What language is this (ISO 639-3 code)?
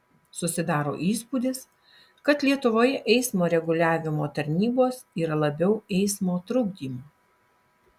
lit